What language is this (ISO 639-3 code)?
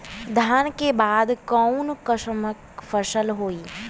bho